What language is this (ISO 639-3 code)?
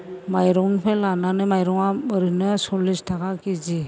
brx